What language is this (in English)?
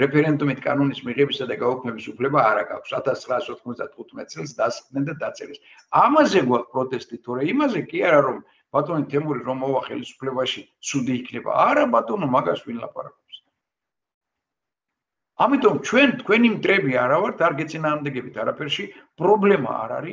Romanian